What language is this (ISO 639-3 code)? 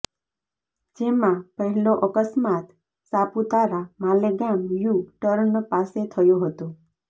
guj